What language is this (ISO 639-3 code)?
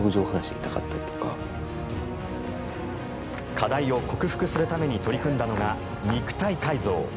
jpn